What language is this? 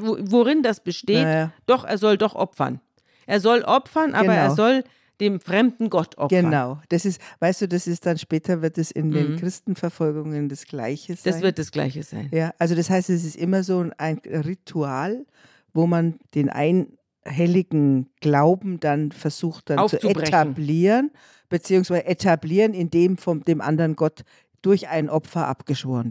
German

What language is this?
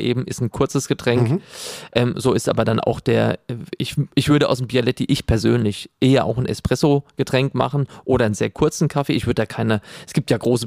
German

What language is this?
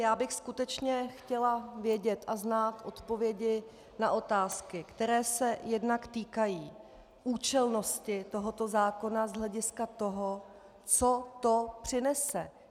Czech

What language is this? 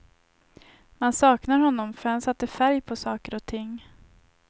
Swedish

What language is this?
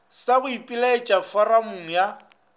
Northern Sotho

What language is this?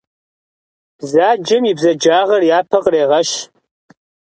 Kabardian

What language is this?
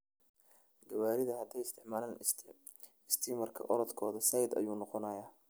Somali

